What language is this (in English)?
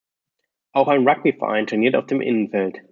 German